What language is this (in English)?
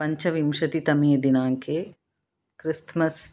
Sanskrit